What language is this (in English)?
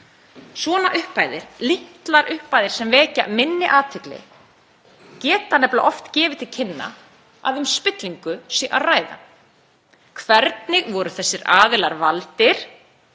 Icelandic